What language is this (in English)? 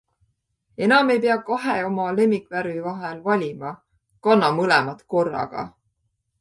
Estonian